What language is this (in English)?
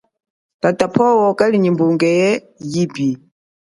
Chokwe